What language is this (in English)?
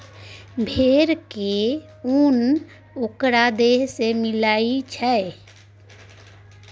Maithili